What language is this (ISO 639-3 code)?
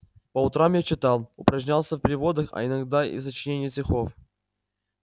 rus